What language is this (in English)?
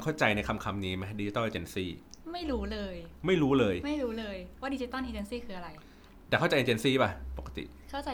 Thai